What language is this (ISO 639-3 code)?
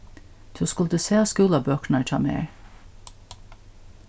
fao